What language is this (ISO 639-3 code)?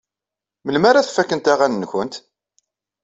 kab